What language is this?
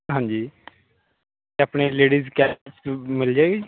Punjabi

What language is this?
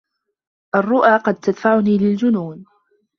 Arabic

